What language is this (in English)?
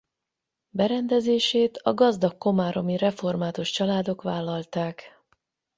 Hungarian